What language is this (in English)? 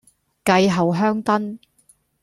Cantonese